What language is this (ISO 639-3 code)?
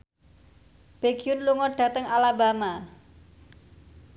jav